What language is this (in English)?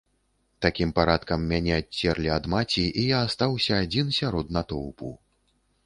Belarusian